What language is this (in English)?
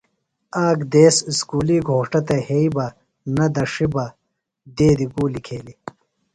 Phalura